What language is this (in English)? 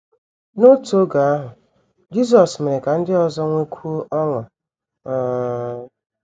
Igbo